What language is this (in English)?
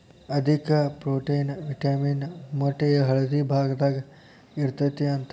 Kannada